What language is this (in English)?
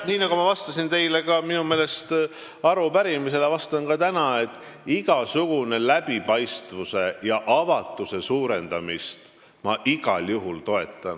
Estonian